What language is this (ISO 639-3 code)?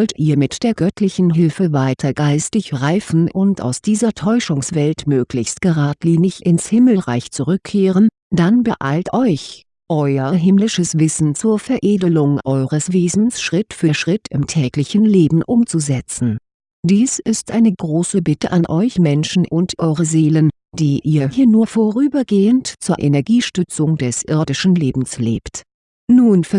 deu